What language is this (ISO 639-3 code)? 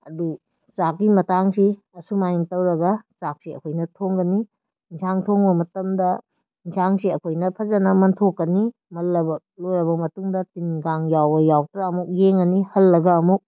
mni